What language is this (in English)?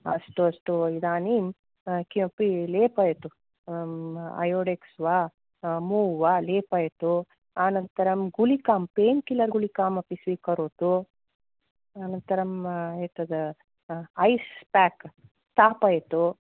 Sanskrit